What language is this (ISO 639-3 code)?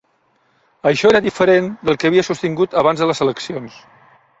cat